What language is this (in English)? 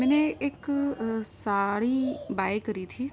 Urdu